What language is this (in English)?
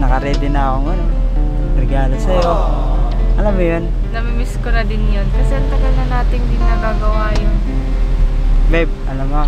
Filipino